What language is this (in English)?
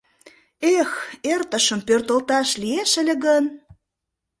Mari